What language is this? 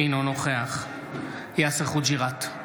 Hebrew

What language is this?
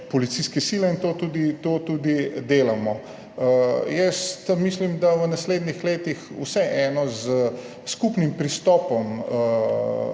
Slovenian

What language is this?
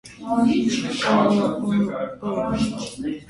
Armenian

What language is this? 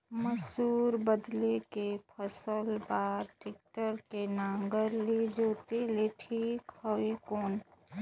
Chhattisgarhi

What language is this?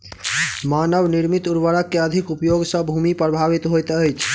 Maithili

